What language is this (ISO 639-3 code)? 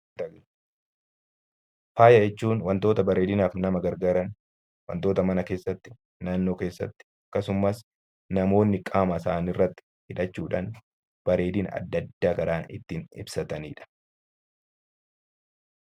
orm